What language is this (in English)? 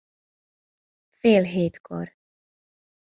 Hungarian